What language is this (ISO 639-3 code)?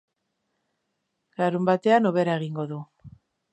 eus